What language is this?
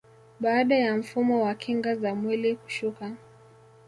Swahili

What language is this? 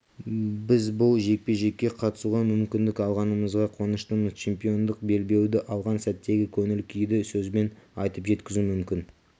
Kazakh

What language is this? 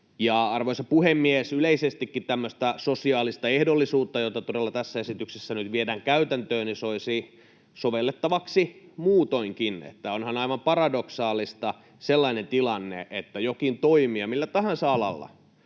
Finnish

